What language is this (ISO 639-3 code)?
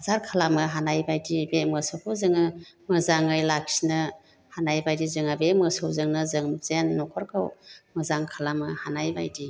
brx